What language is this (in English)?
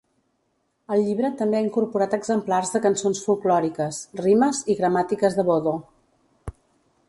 Catalan